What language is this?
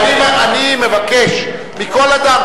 Hebrew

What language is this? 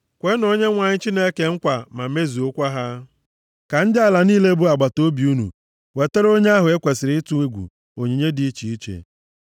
Igbo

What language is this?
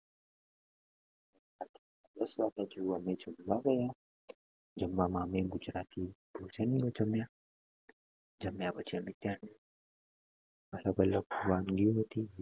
Gujarati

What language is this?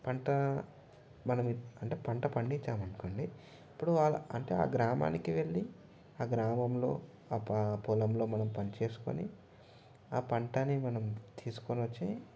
Telugu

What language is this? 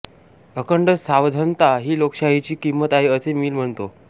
Marathi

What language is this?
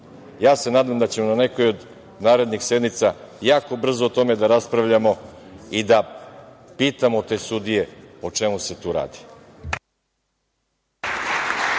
Serbian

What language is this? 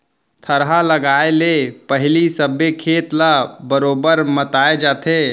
Chhattisgarhi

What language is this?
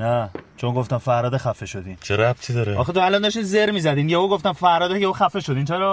Persian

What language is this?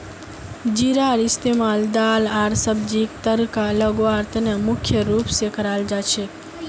Magahi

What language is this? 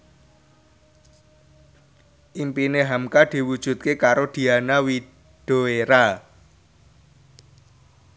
Javanese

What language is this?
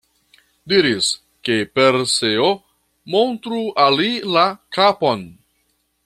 Esperanto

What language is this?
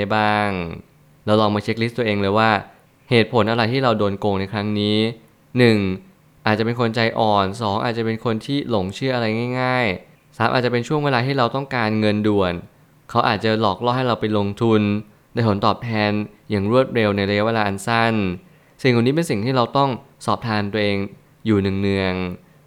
Thai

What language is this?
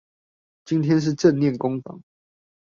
Chinese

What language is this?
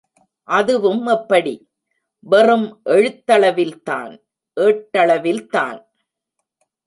Tamil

